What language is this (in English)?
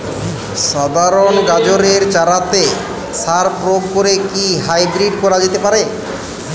Bangla